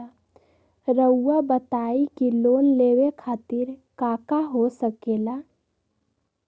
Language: Magahi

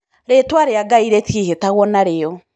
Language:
Kikuyu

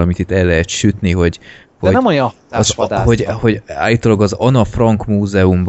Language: Hungarian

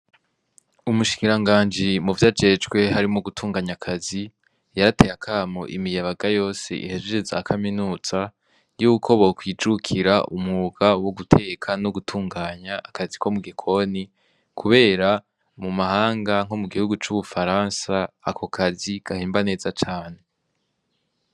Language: Rundi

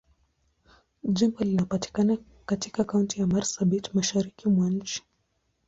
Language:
Swahili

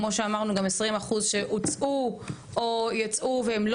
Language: Hebrew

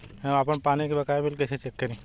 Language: Bhojpuri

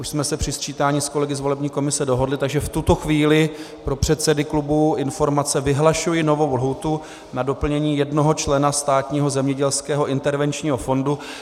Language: Czech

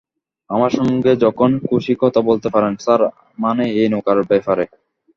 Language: Bangla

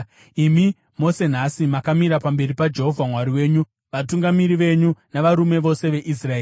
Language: Shona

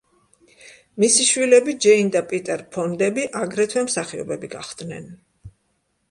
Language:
Georgian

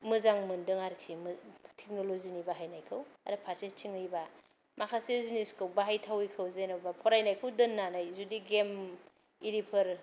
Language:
Bodo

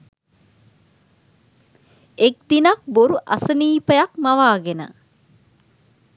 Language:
Sinhala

